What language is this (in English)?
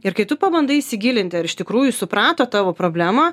Lithuanian